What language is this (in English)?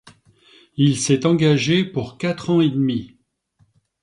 French